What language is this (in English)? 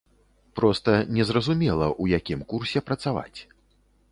Belarusian